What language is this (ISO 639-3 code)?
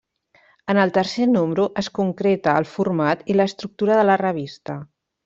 cat